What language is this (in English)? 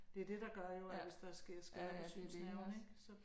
Danish